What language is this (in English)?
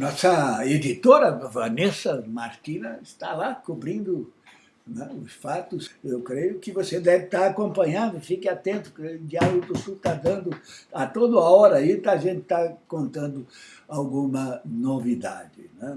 Portuguese